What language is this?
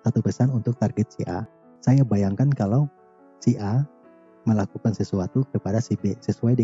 Indonesian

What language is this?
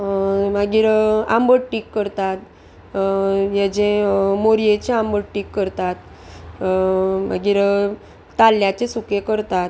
Konkani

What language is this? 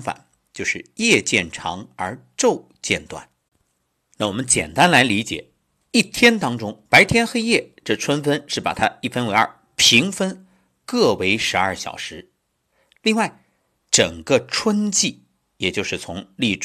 Chinese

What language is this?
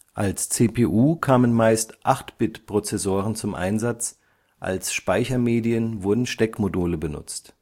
German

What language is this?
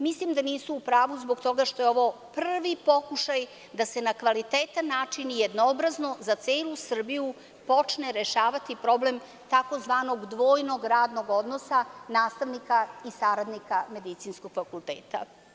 Serbian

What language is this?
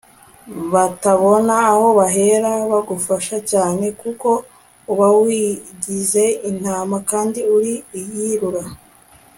Kinyarwanda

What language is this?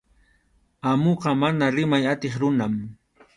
Arequipa-La Unión Quechua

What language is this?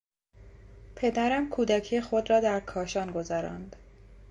Persian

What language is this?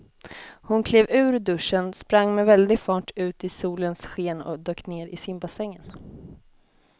Swedish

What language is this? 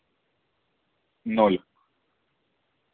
Russian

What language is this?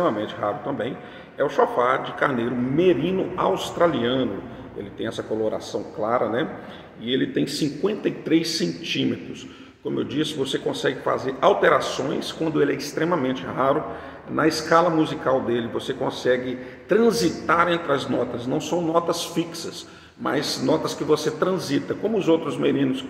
Portuguese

